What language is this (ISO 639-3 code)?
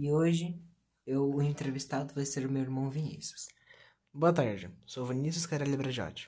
por